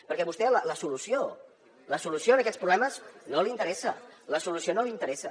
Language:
Catalan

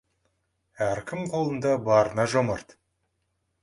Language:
Kazakh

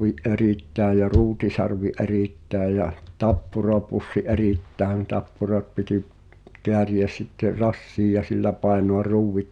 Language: Finnish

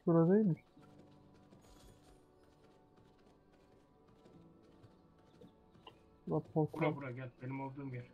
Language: Turkish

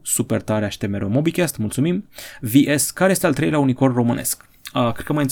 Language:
Romanian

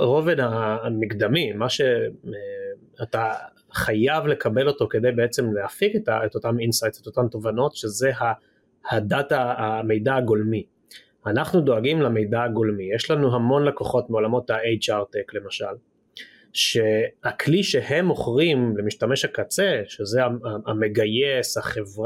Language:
Hebrew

